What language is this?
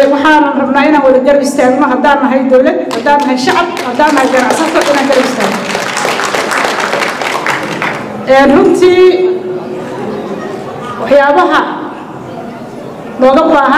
Arabic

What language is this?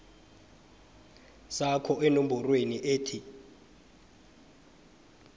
South Ndebele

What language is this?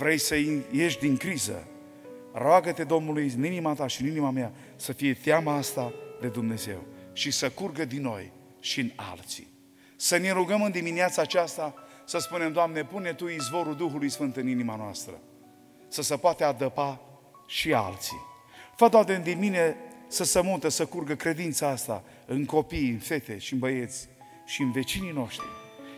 Romanian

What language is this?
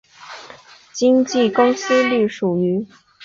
Chinese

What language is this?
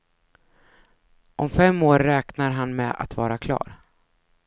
Swedish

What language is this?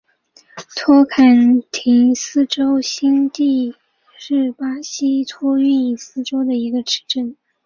Chinese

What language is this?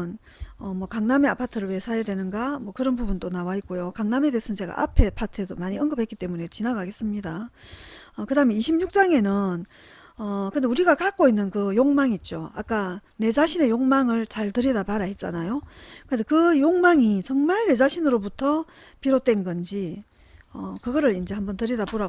Korean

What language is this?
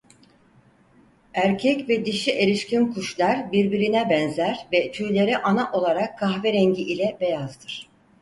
Turkish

